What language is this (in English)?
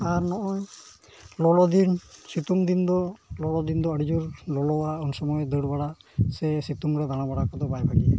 Santali